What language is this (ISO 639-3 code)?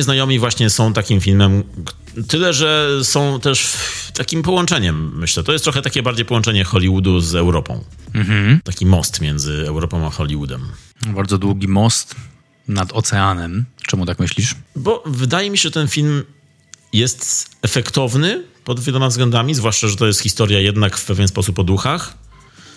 pol